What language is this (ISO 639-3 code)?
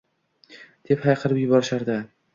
uzb